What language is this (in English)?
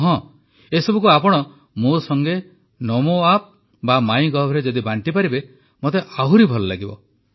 Odia